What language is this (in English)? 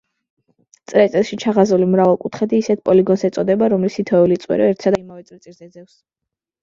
Georgian